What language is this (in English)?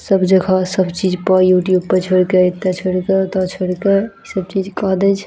Maithili